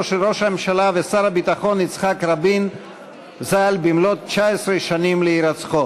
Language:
Hebrew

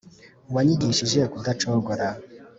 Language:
Kinyarwanda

